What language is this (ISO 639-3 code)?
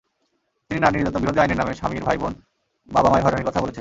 ben